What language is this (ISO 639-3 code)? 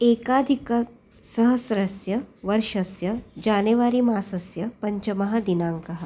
san